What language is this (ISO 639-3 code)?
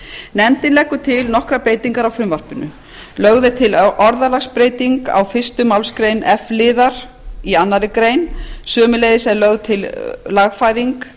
isl